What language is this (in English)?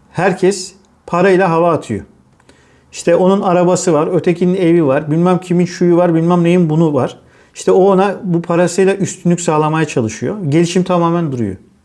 Turkish